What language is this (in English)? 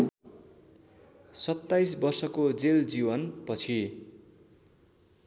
Nepali